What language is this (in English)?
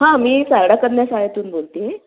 Marathi